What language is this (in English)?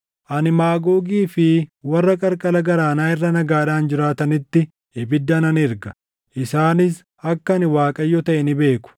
Oromo